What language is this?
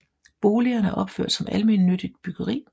Danish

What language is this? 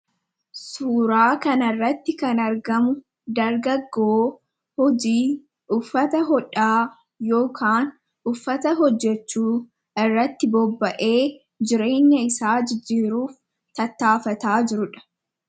Oromo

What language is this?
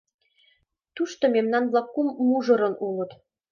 Mari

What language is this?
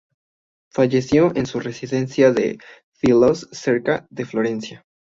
Spanish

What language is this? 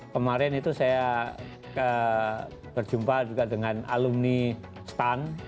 Indonesian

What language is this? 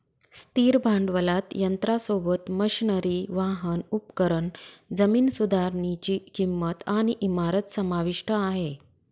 Marathi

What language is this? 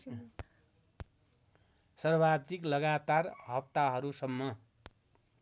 Nepali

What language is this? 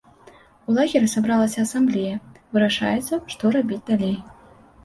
Belarusian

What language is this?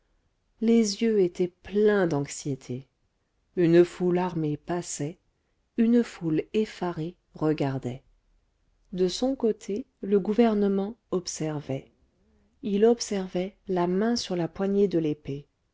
French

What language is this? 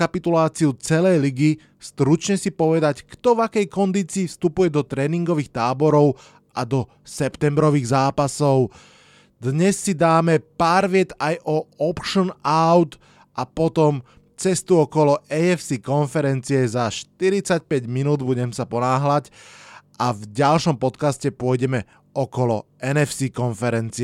Slovak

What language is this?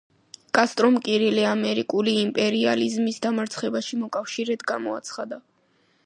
Georgian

